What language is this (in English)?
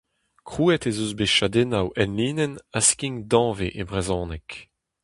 Breton